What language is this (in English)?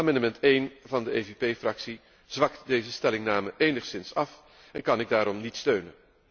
Dutch